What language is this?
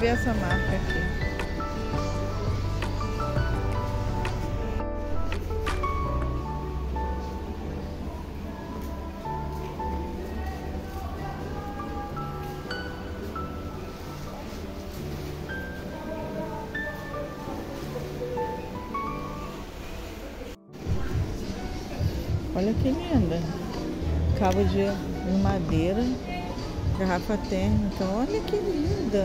Portuguese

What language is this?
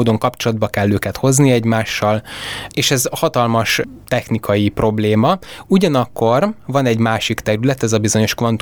Hungarian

